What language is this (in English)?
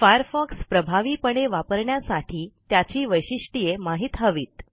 Marathi